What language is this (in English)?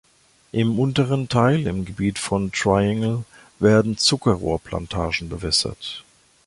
German